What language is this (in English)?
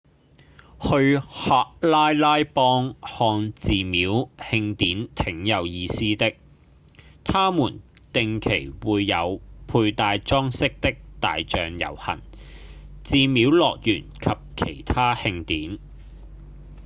Cantonese